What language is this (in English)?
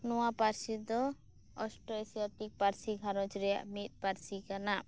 Santali